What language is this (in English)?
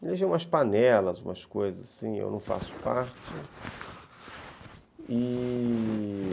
Portuguese